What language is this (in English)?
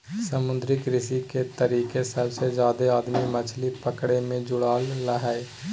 Magahi